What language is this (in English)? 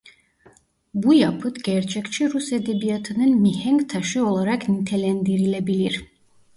Turkish